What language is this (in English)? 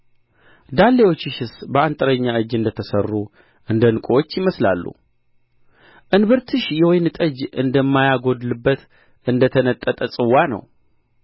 Amharic